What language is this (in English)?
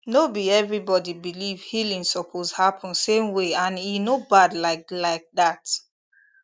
Nigerian Pidgin